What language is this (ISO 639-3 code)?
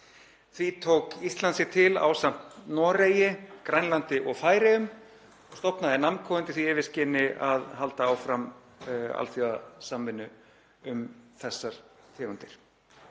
isl